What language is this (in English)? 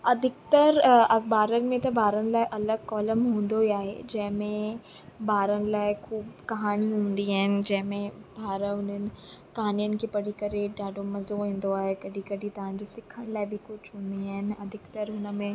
Sindhi